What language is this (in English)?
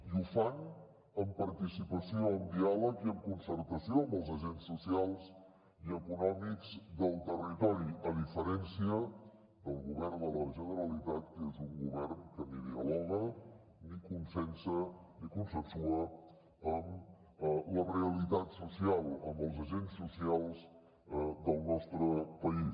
Catalan